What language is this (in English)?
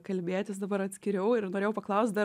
Lithuanian